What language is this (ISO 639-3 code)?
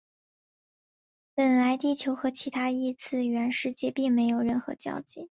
zho